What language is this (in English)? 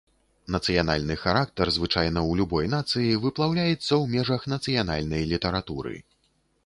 Belarusian